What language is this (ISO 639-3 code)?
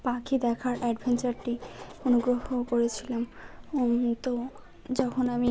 ben